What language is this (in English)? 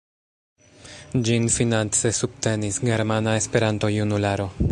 Esperanto